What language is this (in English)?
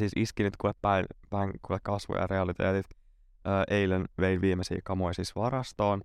Finnish